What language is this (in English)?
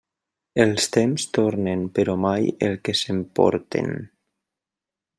Catalan